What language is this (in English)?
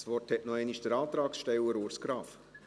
Swiss German